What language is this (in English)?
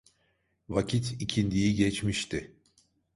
Turkish